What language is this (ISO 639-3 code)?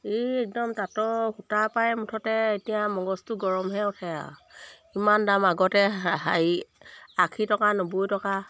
asm